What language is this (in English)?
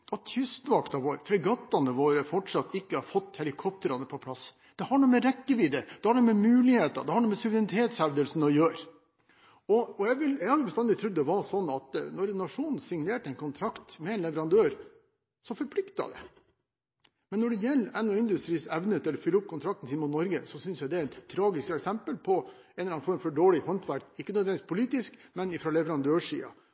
Norwegian Bokmål